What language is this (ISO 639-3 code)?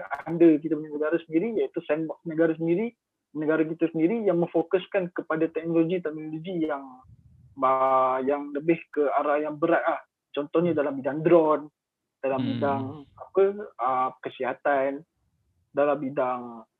msa